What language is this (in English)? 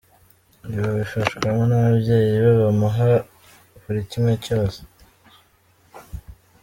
Kinyarwanda